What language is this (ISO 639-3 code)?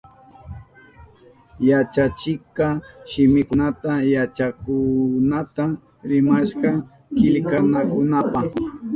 qup